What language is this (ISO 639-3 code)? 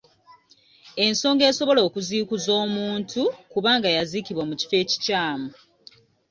lug